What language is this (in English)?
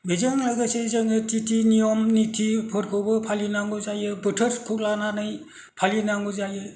Bodo